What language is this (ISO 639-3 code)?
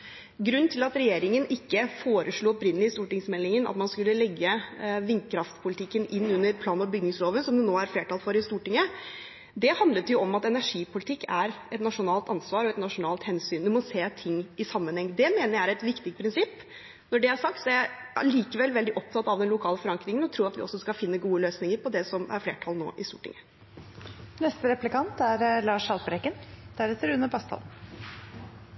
nob